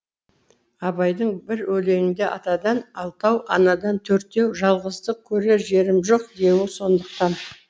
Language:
Kazakh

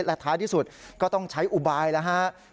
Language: Thai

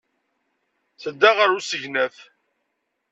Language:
Kabyle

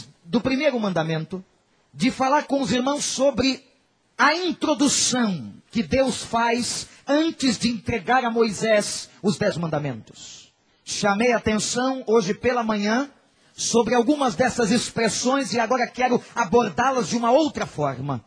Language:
Portuguese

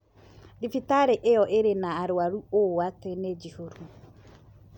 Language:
Kikuyu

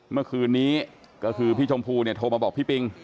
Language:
Thai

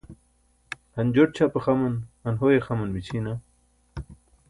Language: Burushaski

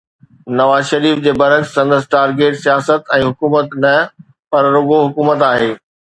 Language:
Sindhi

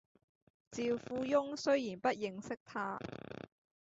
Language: Cantonese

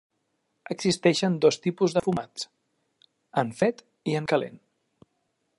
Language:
Catalan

